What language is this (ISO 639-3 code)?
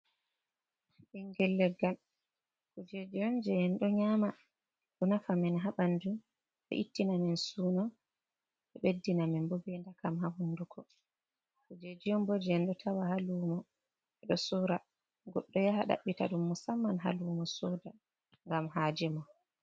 ful